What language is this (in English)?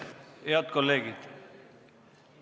Estonian